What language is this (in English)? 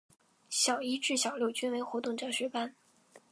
Chinese